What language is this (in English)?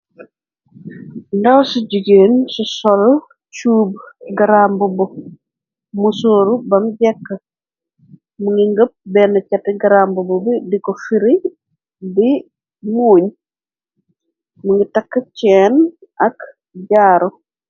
Wolof